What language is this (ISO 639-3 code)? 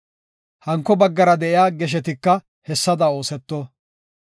gof